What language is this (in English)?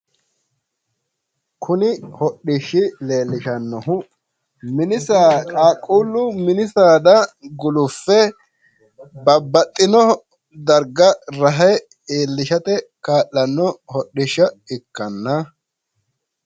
Sidamo